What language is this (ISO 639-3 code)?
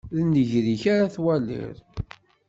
kab